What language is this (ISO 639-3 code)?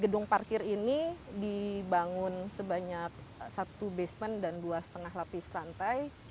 ind